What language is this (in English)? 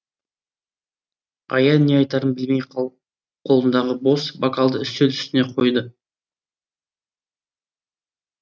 Kazakh